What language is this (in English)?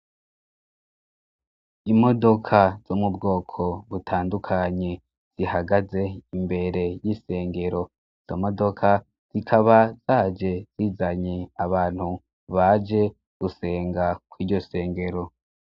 Rundi